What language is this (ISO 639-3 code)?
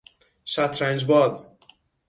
fas